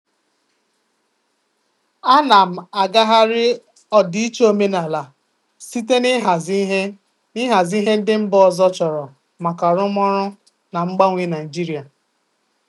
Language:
Igbo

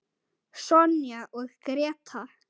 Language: Icelandic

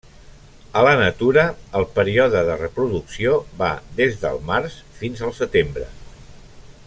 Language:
Catalan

